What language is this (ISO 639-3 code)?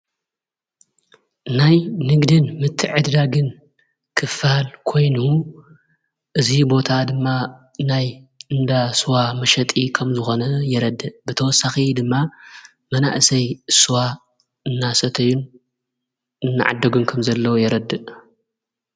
tir